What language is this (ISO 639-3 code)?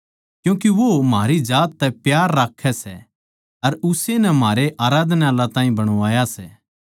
bgc